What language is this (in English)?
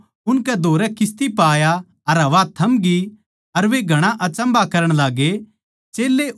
Haryanvi